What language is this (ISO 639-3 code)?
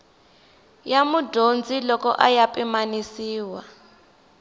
tso